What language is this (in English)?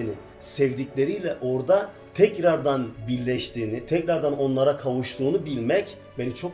Turkish